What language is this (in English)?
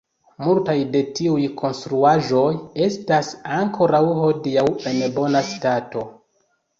Esperanto